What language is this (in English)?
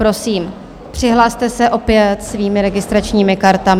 Czech